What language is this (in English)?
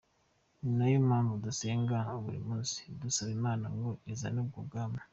Kinyarwanda